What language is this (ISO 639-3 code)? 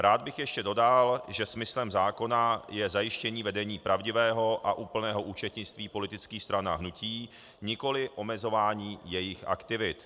ces